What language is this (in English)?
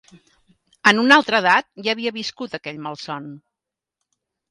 Catalan